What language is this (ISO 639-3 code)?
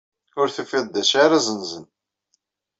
kab